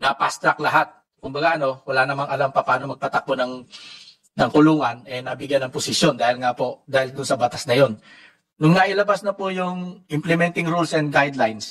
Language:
Filipino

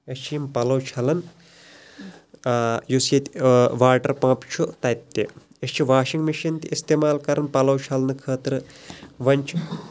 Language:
Kashmiri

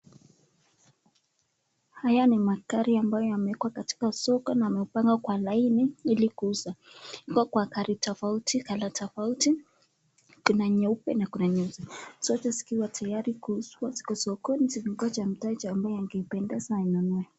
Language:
Swahili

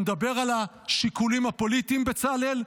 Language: Hebrew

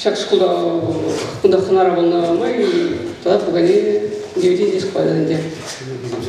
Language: Russian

